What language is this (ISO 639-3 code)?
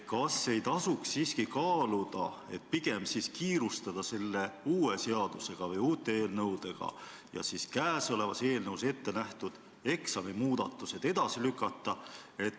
est